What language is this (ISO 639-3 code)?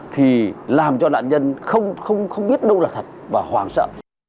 vie